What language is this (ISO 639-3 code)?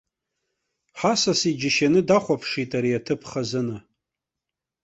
abk